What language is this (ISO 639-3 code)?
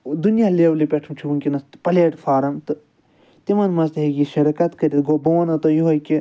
kas